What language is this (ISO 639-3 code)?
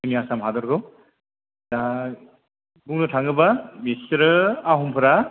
brx